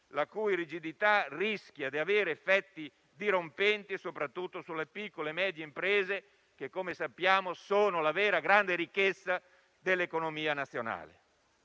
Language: Italian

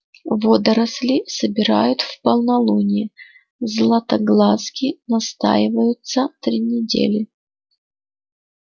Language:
Russian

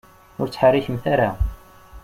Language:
Kabyle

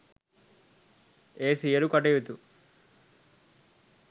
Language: Sinhala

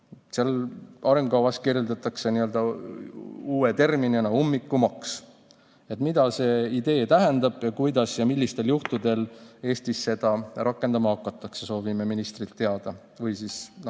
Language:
Estonian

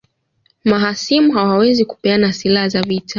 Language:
Swahili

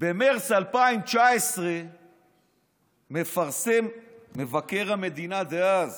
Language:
Hebrew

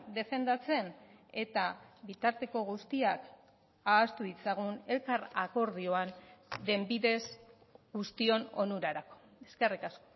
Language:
Basque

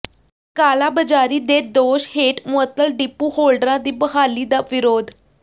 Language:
Punjabi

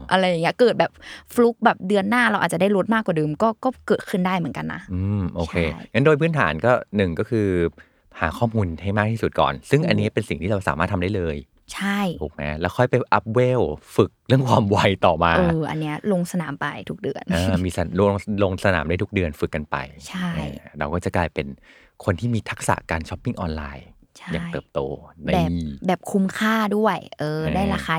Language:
Thai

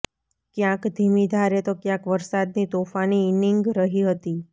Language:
Gujarati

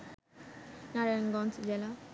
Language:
Bangla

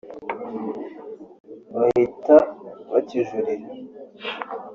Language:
Kinyarwanda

